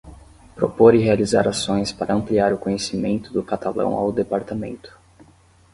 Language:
Portuguese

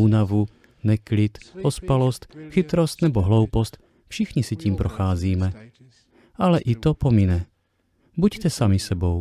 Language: Czech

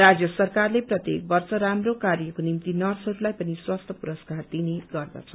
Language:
Nepali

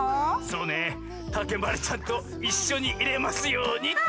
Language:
Japanese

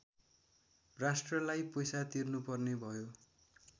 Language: Nepali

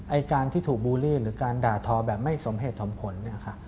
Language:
Thai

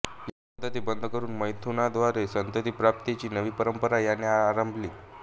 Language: Marathi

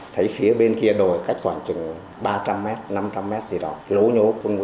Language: Vietnamese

